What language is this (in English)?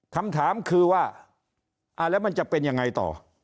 Thai